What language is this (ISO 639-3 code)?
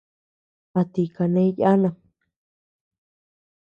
cux